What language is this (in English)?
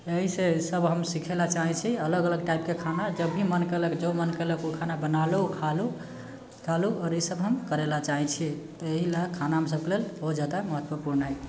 Maithili